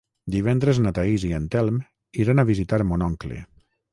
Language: Catalan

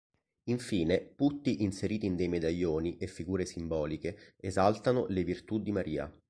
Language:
Italian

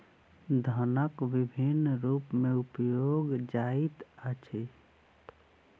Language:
Maithili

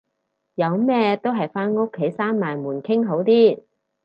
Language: Cantonese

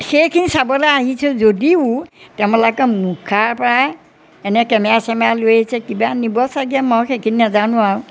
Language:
Assamese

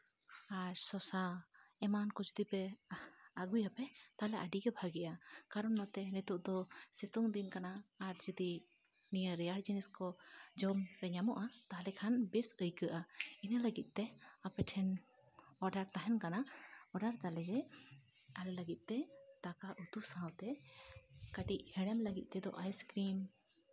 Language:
Santali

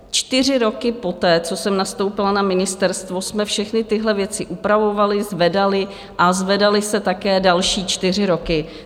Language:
Czech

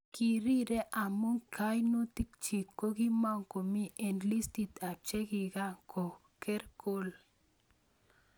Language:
Kalenjin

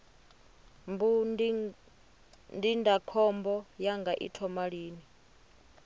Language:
Venda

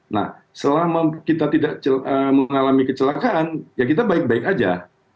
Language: Indonesian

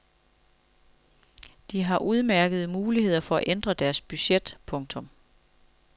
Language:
Danish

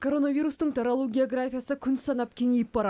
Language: Kazakh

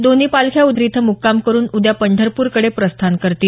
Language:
Marathi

